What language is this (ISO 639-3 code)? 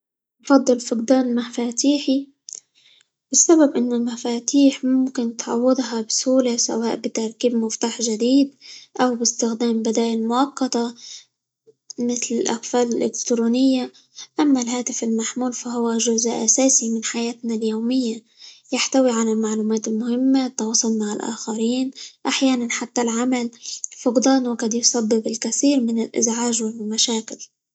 ayl